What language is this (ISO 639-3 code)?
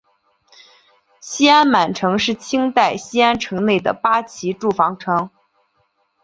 zho